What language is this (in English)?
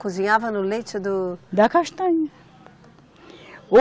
Portuguese